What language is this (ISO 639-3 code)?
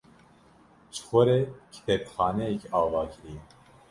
kur